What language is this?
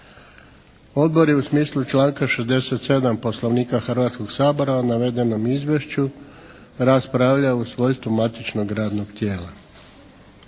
Croatian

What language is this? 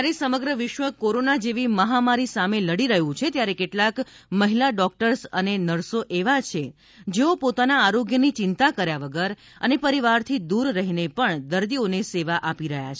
Gujarati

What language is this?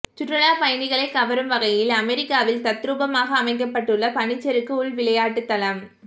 Tamil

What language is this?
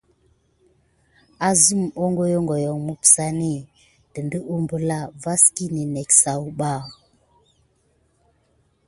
Gidar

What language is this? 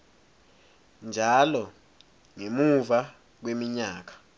Swati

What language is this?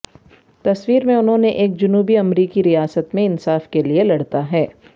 Urdu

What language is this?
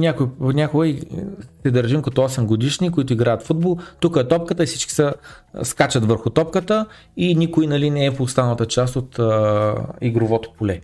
Bulgarian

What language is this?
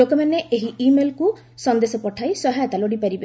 Odia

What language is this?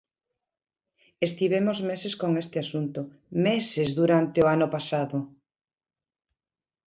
Galician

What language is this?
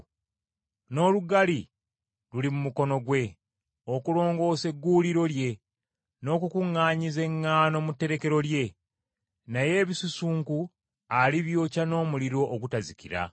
Ganda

